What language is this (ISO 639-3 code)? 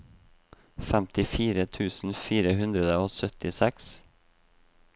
nor